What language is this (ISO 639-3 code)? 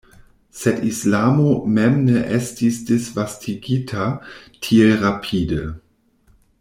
epo